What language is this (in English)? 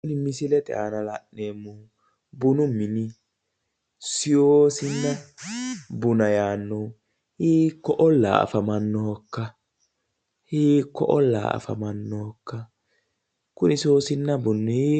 Sidamo